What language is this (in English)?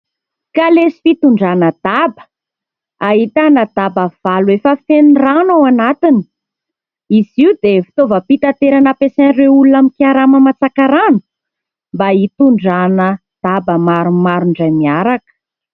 Malagasy